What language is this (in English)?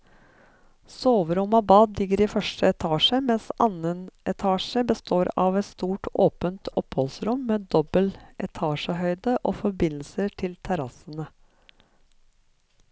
Norwegian